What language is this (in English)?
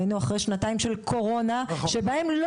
Hebrew